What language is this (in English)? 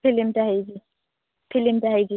Odia